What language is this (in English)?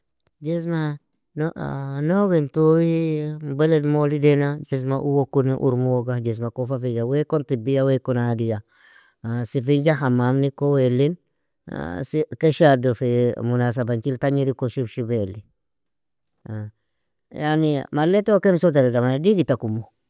Nobiin